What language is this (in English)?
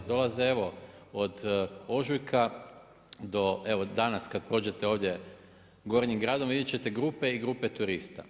Croatian